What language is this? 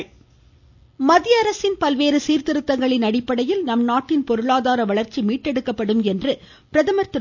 Tamil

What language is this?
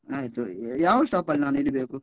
Kannada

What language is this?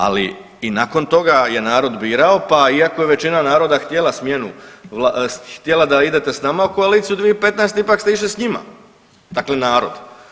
Croatian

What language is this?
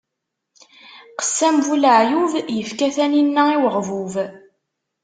Kabyle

